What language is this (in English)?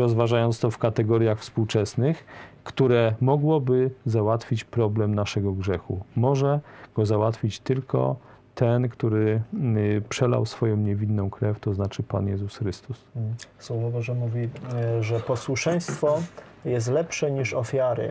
Polish